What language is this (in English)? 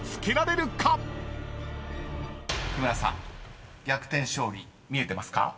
Japanese